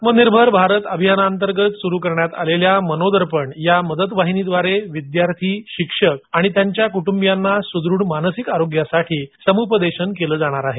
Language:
Marathi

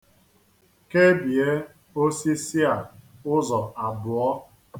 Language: Igbo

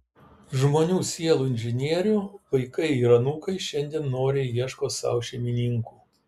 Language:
Lithuanian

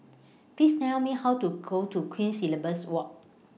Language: English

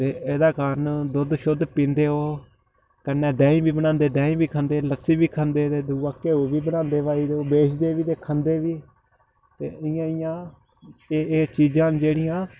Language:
Dogri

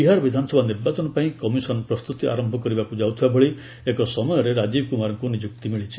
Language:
Odia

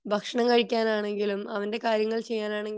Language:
Malayalam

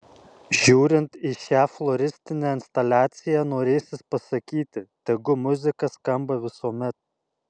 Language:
Lithuanian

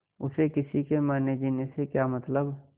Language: Hindi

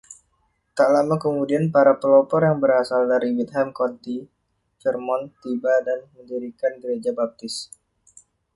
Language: Indonesian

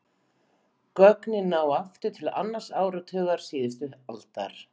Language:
Icelandic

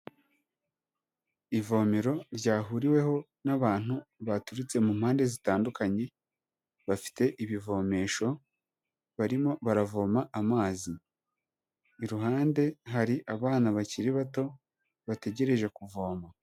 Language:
Kinyarwanda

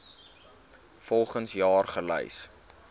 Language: Afrikaans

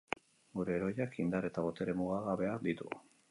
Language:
Basque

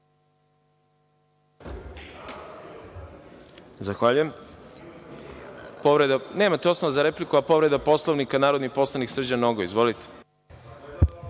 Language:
Serbian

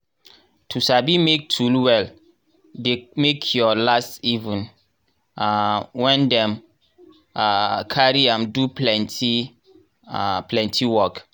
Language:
Nigerian Pidgin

